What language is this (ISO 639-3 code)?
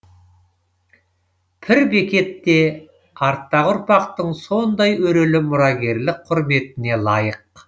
kaz